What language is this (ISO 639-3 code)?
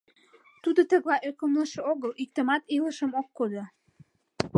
chm